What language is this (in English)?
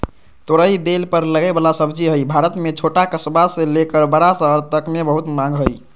Magahi